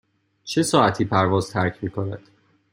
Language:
Persian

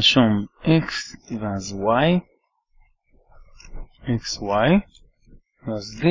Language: Hebrew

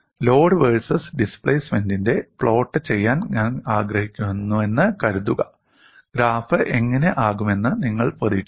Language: Malayalam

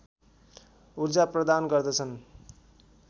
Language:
Nepali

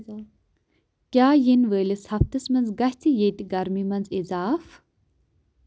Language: Kashmiri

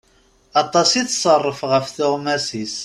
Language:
Kabyle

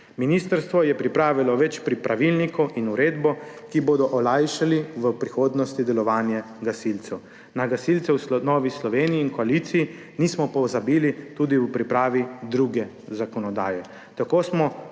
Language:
Slovenian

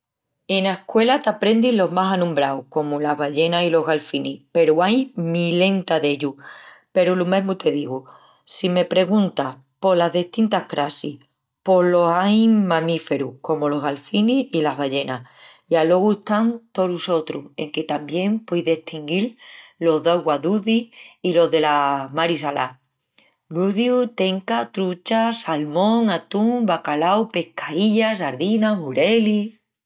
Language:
Extremaduran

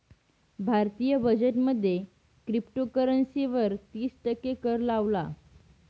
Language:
Marathi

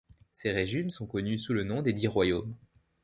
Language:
French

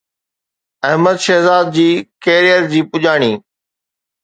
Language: Sindhi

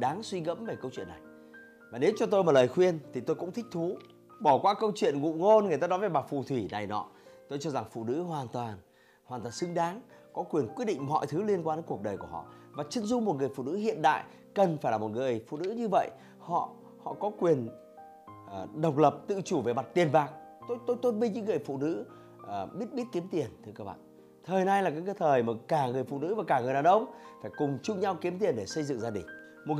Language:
Vietnamese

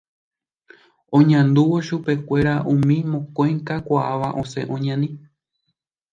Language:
Guarani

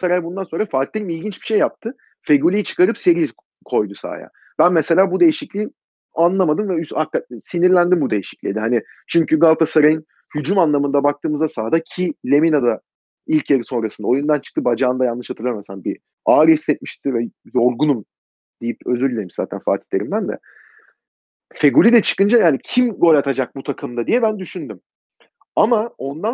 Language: Turkish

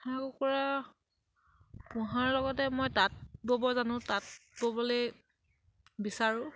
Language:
Assamese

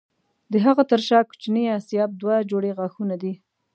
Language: Pashto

